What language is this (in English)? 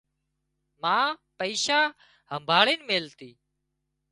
Wadiyara Koli